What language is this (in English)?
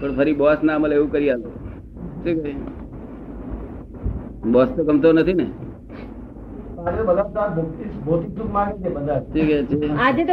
Gujarati